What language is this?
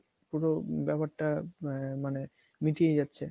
Bangla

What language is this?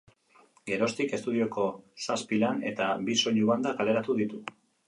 Basque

